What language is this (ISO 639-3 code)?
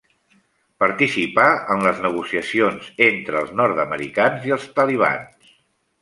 cat